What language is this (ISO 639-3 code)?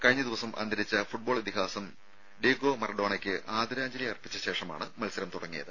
mal